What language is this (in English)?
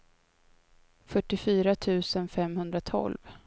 Swedish